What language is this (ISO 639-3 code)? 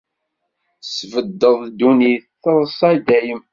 kab